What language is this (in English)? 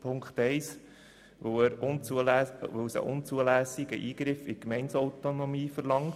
Swiss German